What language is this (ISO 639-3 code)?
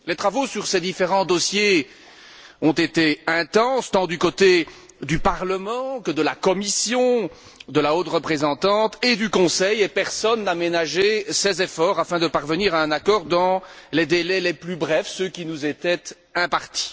fra